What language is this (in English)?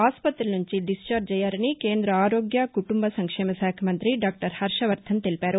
Telugu